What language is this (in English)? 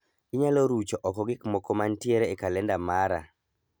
Luo (Kenya and Tanzania)